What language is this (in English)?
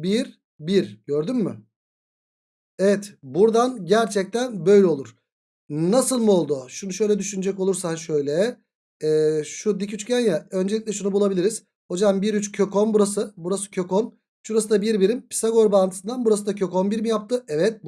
Turkish